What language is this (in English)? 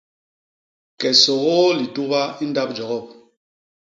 Basaa